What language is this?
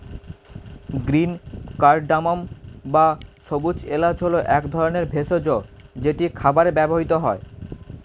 Bangla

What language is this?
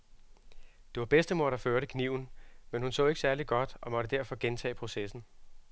Danish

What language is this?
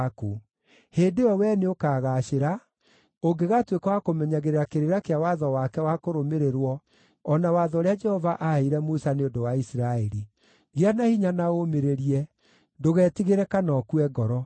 Kikuyu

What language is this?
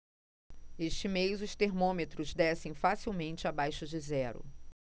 Portuguese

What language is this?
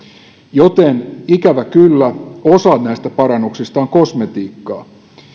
Finnish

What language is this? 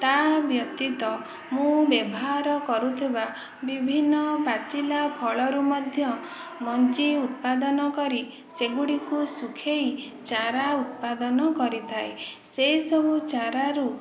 Odia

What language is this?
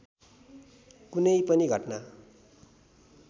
Nepali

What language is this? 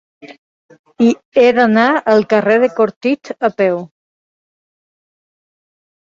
Catalan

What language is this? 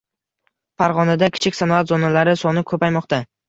Uzbek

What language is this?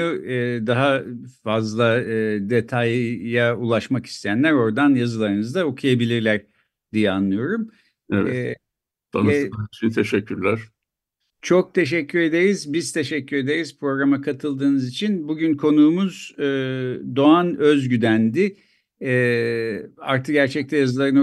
Turkish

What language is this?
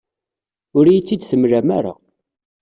Kabyle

